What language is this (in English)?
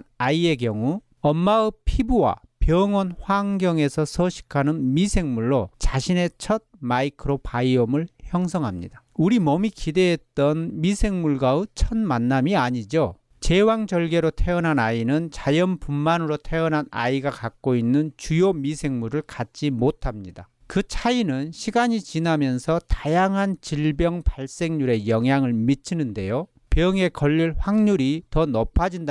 Korean